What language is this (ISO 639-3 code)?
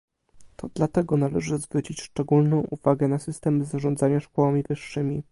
pol